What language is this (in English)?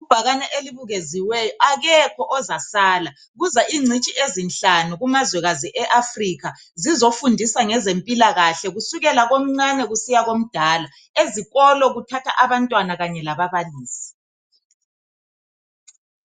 North Ndebele